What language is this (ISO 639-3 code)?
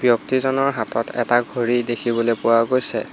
asm